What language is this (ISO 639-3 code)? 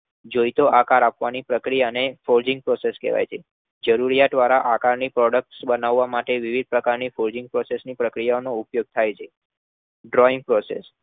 guj